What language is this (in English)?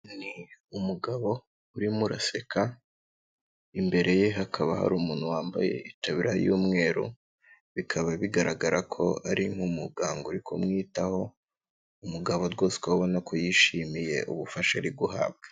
Kinyarwanda